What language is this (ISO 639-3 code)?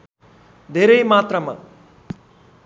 nep